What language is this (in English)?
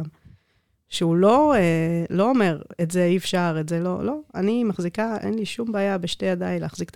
Hebrew